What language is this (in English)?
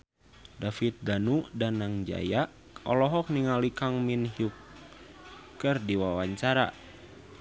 Sundanese